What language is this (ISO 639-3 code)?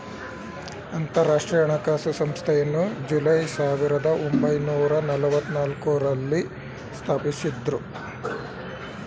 kan